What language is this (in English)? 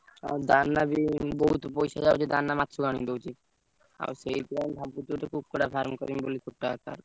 Odia